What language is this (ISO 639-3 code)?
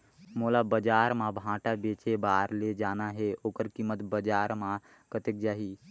hne